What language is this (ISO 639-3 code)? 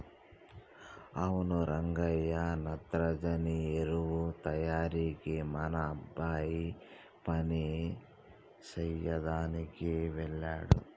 tel